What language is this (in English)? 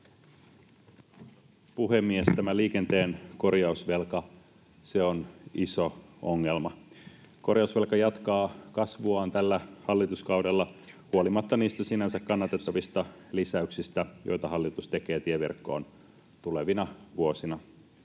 Finnish